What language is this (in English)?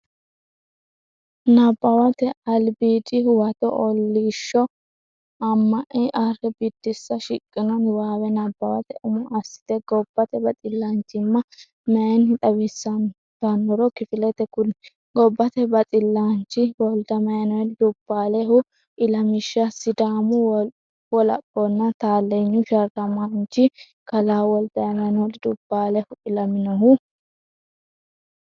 Sidamo